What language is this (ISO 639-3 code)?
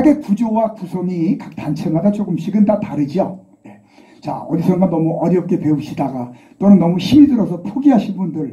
kor